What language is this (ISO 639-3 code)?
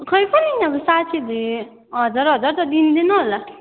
nep